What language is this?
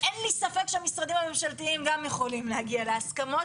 Hebrew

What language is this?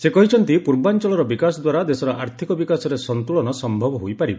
Odia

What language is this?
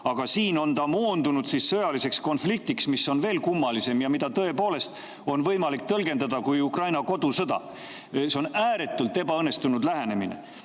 Estonian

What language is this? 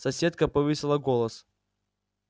Russian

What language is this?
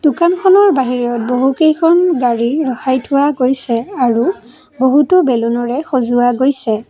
Assamese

